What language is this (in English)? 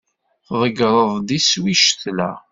Kabyle